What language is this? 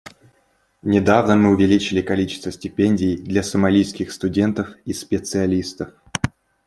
Russian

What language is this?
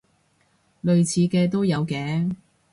Cantonese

